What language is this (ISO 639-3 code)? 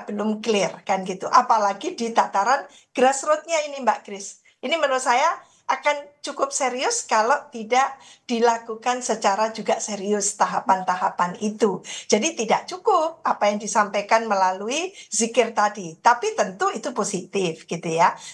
ind